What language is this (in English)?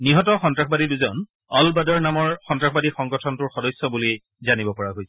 Assamese